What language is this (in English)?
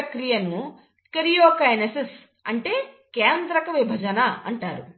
Telugu